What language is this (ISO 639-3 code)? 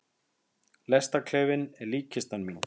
isl